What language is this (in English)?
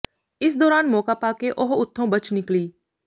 Punjabi